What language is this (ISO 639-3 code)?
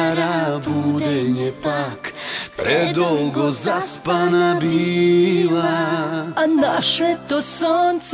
ron